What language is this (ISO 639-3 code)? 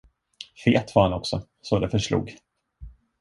swe